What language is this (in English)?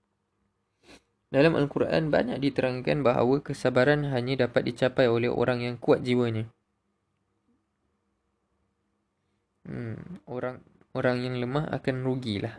Malay